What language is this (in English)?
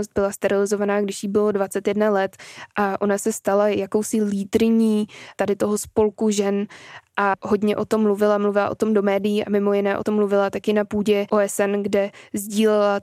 Czech